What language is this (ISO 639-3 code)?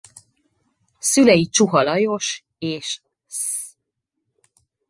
hun